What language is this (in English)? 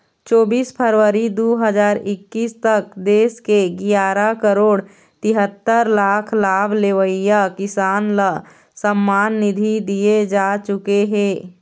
Chhattisgarhi